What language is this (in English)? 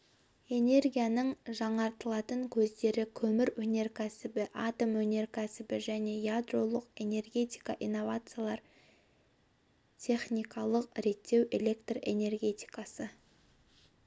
Kazakh